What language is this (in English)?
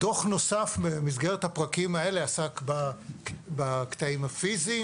Hebrew